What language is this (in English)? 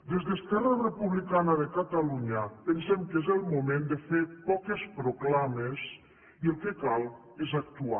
Catalan